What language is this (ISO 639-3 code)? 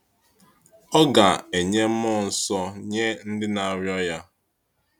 ibo